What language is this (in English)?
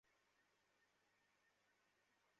Bangla